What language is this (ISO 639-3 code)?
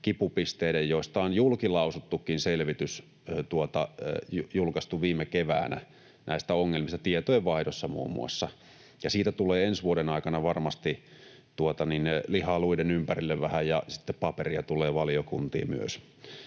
fin